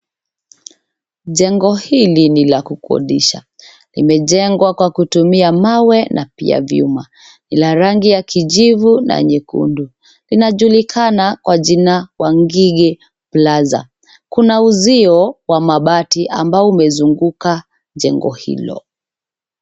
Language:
Swahili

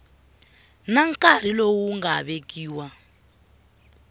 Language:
Tsonga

